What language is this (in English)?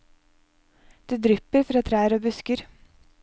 Norwegian